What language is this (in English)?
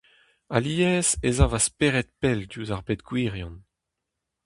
Breton